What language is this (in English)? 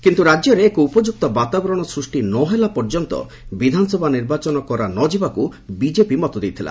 Odia